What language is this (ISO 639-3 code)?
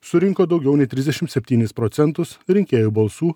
lit